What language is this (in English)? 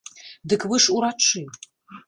Belarusian